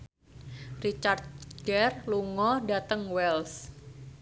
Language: Javanese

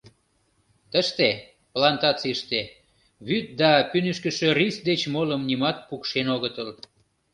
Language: Mari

